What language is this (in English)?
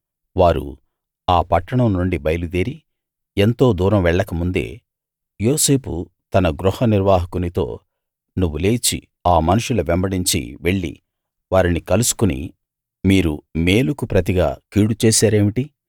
Telugu